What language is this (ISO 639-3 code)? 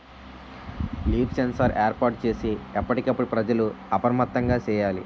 tel